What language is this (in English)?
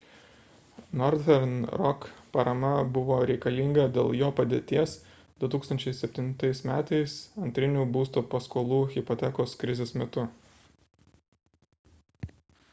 Lithuanian